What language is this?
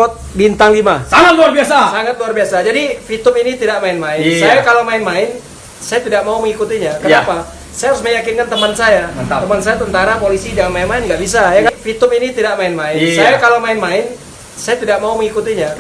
Indonesian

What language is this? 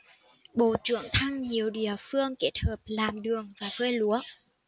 Vietnamese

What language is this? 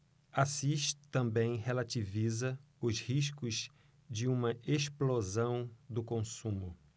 Portuguese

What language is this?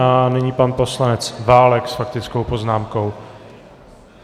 Czech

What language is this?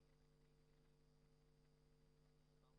Hebrew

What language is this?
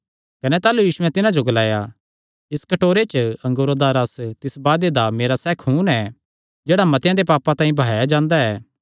Kangri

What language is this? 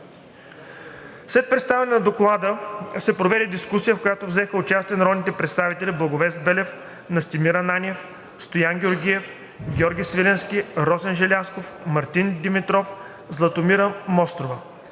Bulgarian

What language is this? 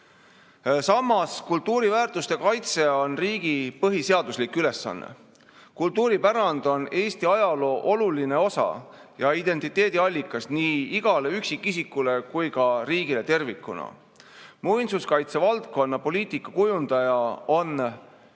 Estonian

